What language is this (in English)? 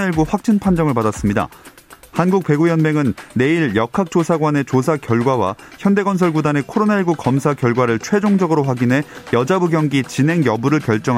Korean